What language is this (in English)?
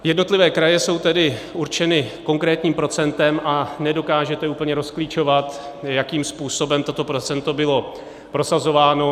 Czech